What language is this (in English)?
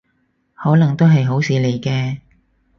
Cantonese